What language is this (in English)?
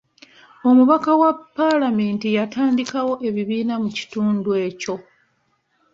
Ganda